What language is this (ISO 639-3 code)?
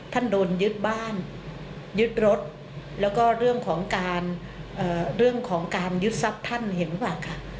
tha